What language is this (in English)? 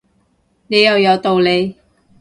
Cantonese